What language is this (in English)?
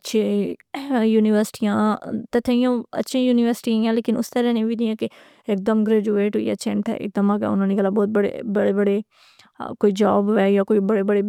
Pahari-Potwari